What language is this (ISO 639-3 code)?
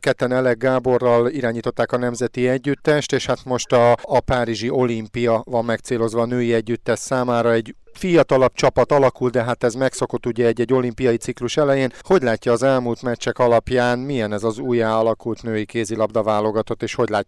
hun